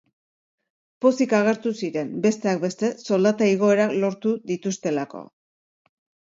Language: Basque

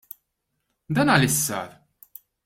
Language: Maltese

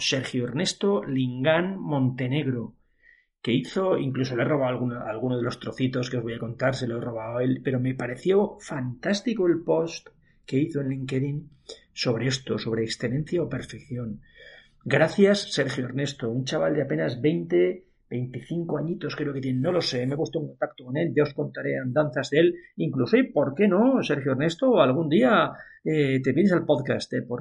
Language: Spanish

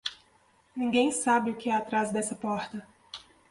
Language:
Portuguese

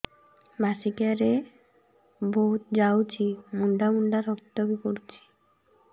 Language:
Odia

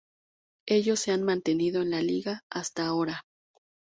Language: Spanish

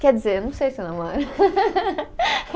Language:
Portuguese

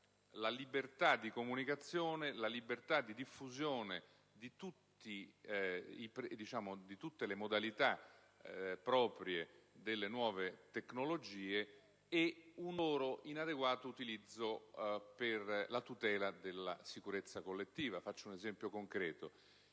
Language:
Italian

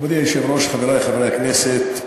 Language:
Hebrew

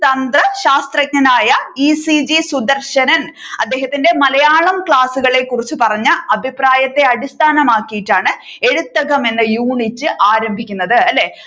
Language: Malayalam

